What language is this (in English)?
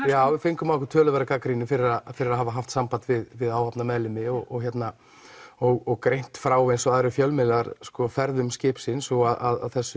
Icelandic